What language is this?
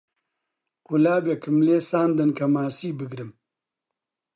Central Kurdish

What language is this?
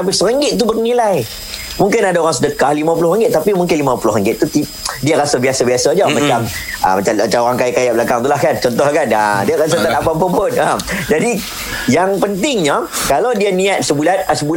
Malay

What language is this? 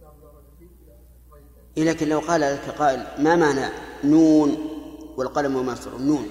Arabic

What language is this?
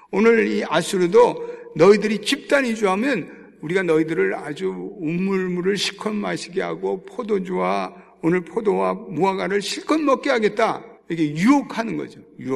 Korean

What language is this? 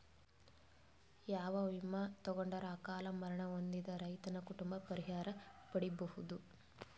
Kannada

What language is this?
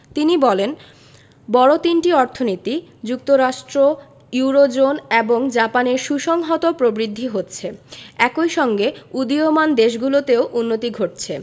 Bangla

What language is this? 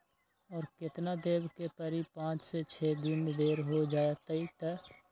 Magahi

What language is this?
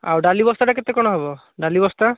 Odia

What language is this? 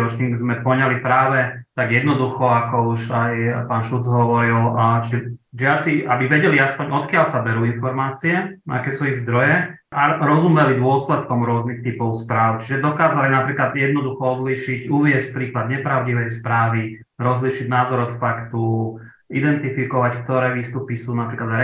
Slovak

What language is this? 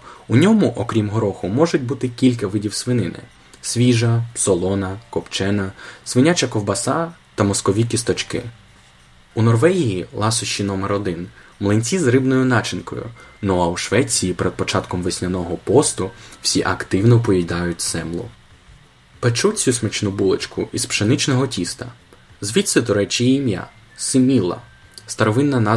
Ukrainian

